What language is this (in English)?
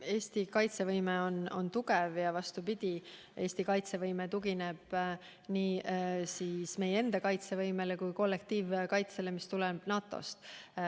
Estonian